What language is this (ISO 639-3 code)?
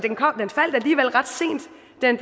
dan